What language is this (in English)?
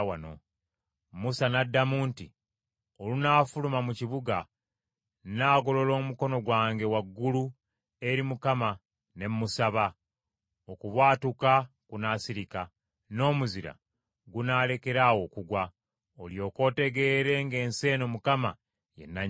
Ganda